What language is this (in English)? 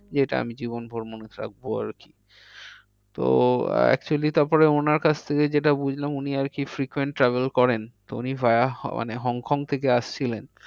Bangla